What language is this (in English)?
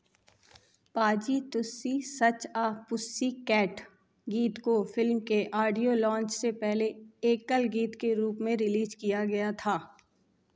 Hindi